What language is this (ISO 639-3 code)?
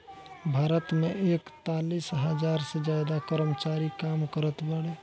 bho